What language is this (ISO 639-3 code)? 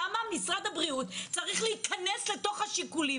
heb